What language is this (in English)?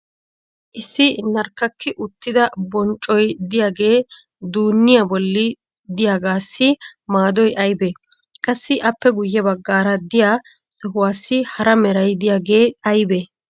Wolaytta